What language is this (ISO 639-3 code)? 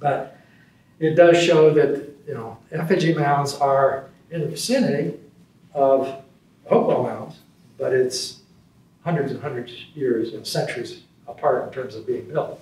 eng